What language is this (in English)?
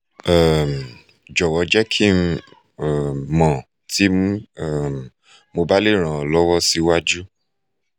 Yoruba